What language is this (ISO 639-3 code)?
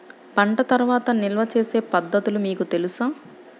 tel